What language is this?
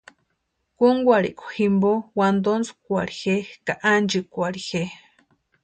Western Highland Purepecha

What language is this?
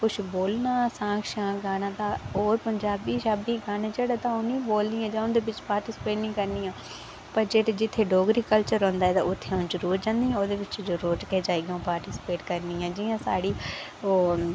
Dogri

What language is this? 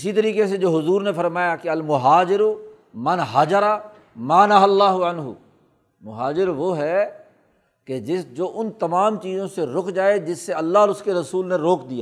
Urdu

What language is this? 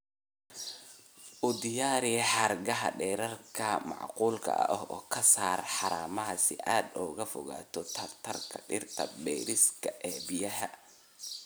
Somali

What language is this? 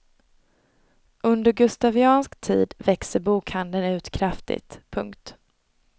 Swedish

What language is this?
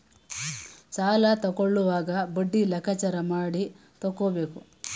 Kannada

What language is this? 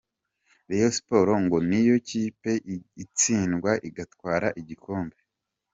Kinyarwanda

